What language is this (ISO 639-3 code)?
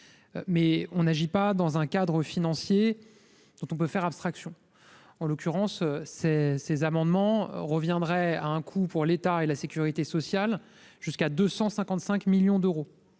fra